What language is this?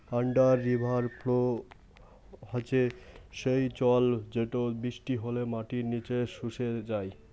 Bangla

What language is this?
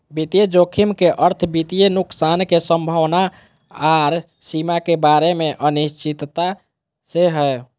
Magahi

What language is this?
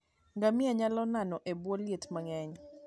Luo (Kenya and Tanzania)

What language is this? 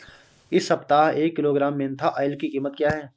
Hindi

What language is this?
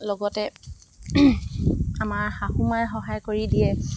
Assamese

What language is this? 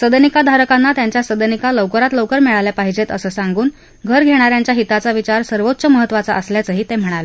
Marathi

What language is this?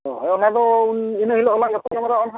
Santali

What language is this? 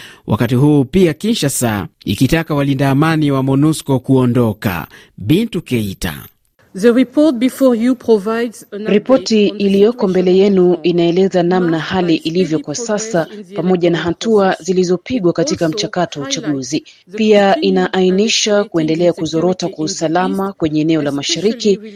Swahili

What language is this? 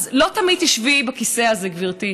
Hebrew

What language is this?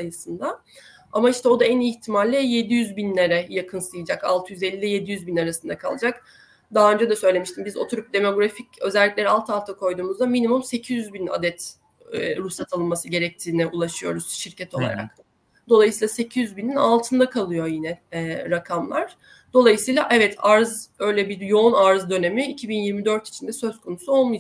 Turkish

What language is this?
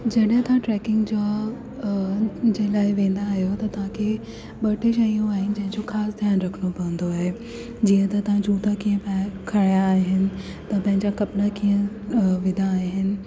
Sindhi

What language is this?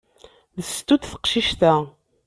Kabyle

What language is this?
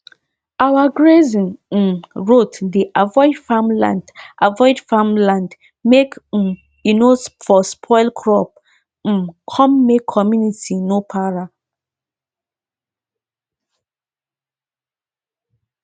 Nigerian Pidgin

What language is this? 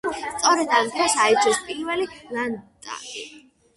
Georgian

